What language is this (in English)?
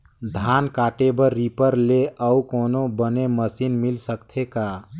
Chhattisgarhi